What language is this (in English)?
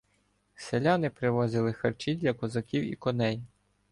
Ukrainian